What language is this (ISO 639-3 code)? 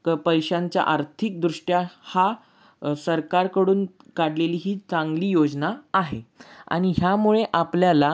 mar